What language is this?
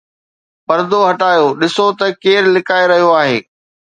Sindhi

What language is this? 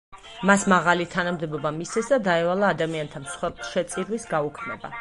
Georgian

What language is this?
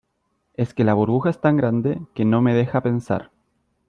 Spanish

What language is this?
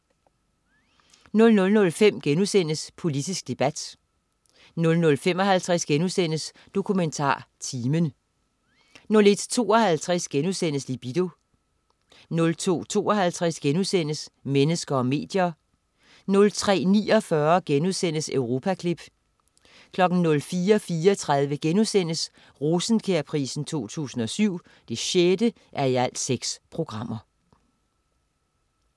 Danish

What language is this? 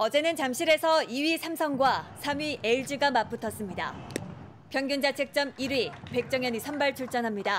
Korean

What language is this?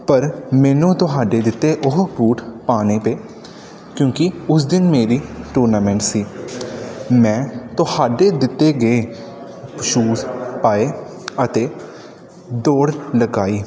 Punjabi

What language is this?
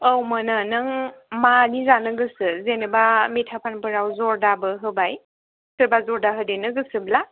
Bodo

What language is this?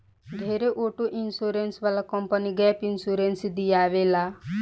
Bhojpuri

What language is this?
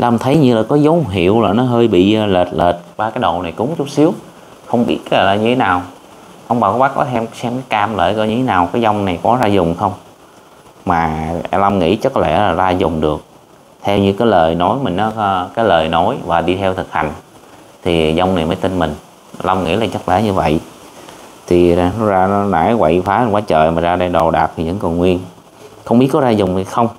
Vietnamese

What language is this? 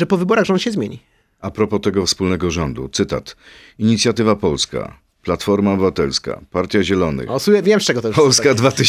Polish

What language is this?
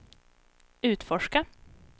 Swedish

